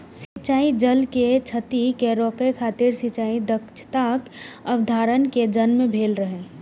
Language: Maithili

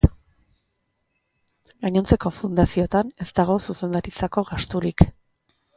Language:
Basque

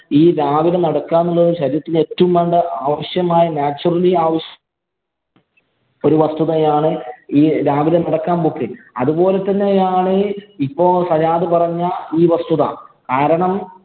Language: Malayalam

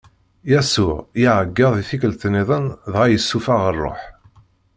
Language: Kabyle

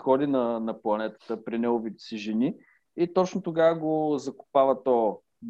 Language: Bulgarian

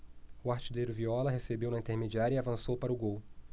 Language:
Portuguese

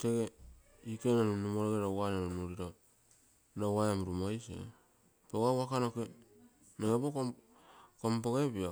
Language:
Terei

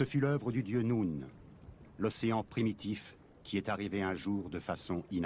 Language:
French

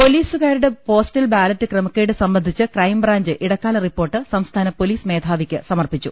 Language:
Malayalam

